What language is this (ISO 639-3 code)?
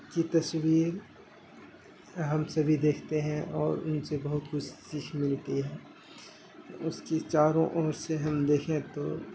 urd